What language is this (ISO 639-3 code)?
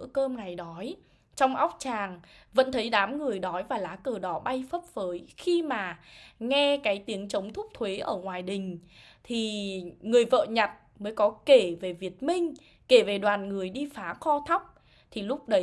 vie